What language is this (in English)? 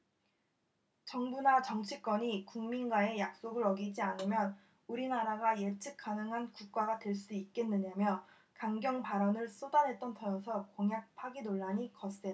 Korean